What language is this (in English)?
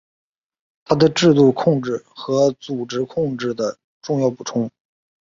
Chinese